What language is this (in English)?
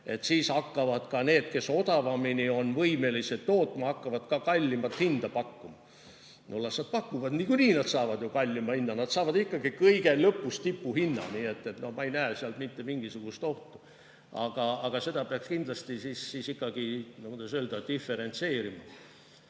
Estonian